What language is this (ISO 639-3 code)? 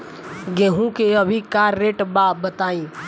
bho